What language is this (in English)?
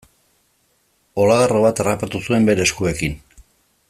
Basque